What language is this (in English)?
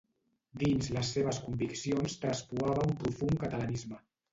Catalan